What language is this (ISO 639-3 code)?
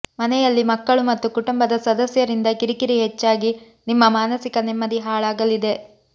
kan